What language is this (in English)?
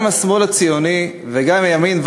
Hebrew